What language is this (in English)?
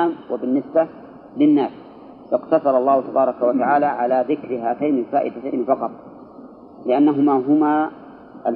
Arabic